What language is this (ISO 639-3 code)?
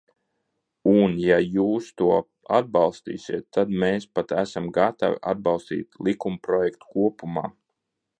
lav